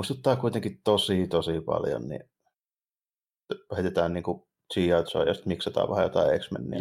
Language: Finnish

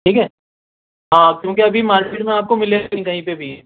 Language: Urdu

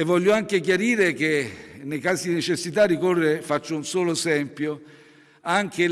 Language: Italian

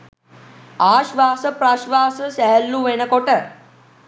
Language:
Sinhala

